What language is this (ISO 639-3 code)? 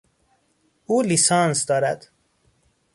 fas